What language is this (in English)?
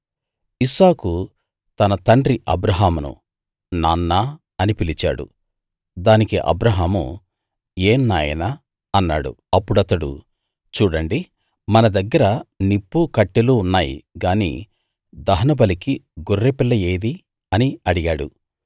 Telugu